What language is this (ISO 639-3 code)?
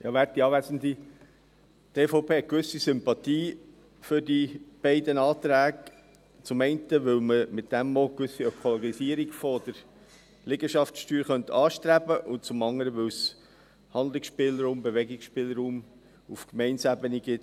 gsw